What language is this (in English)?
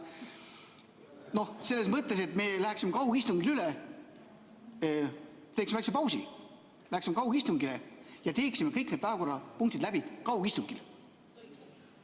Estonian